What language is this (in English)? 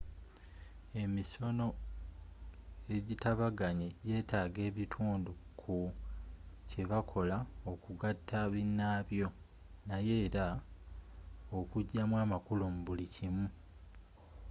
Ganda